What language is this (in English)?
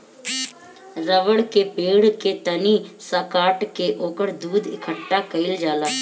Bhojpuri